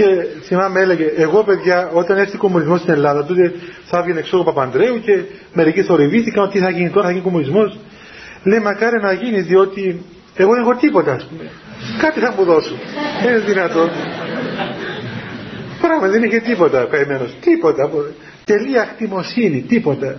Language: Greek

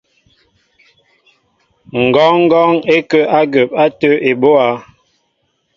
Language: Mbo (Cameroon)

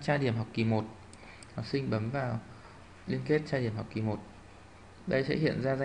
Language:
Vietnamese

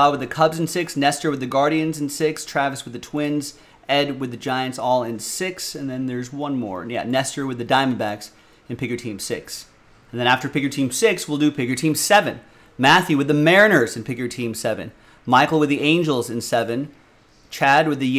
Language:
English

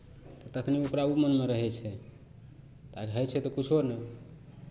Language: Maithili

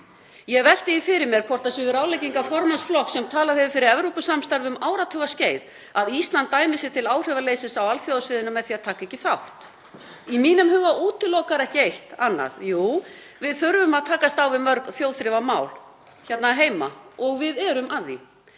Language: Icelandic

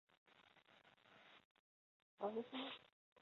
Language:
Chinese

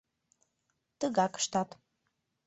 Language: Mari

